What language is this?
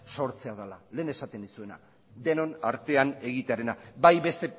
Basque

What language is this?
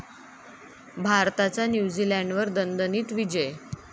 Marathi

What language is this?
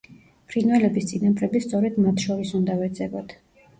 Georgian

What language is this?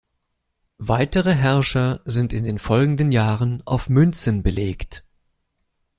German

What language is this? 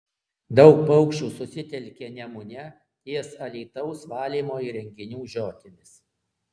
Lithuanian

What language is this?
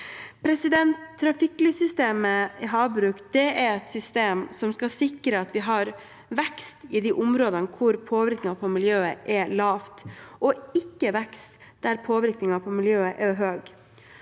Norwegian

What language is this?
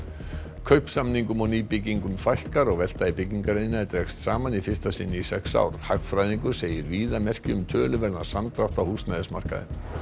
Icelandic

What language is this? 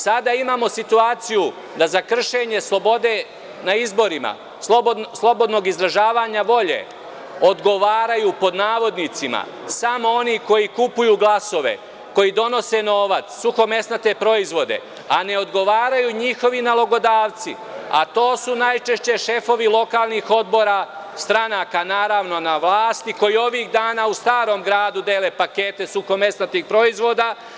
Serbian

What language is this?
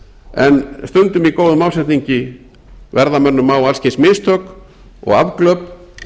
Icelandic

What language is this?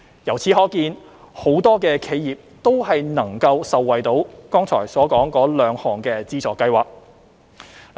Cantonese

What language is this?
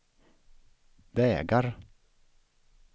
Swedish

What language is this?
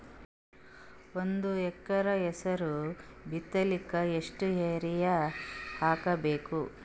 Kannada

